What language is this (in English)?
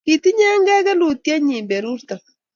Kalenjin